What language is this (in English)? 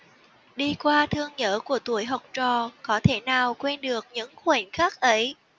Vietnamese